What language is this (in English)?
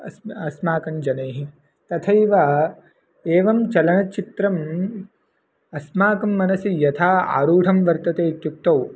Sanskrit